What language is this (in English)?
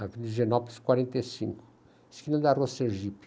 Portuguese